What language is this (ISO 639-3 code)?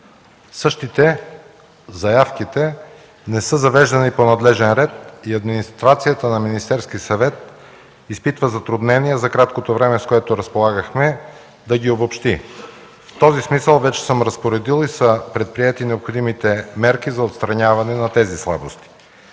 bul